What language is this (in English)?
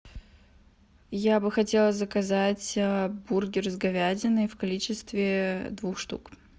Russian